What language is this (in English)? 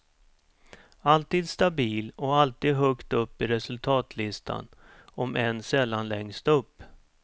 Swedish